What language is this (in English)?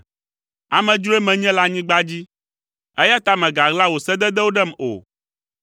Ewe